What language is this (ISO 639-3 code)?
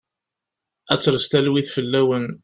kab